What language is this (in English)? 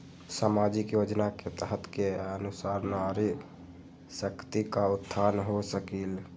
Magahi